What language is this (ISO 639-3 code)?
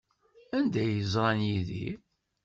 kab